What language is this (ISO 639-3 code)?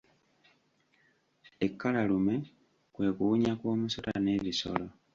lug